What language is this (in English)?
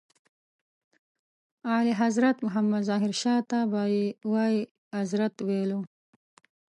Pashto